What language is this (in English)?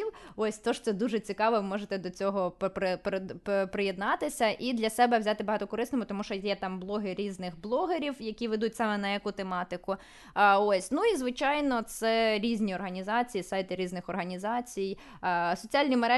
Ukrainian